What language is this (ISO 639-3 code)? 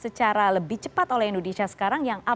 ind